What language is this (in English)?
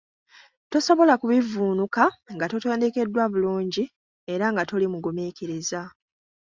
Ganda